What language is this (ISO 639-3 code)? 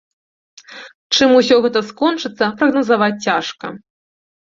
bel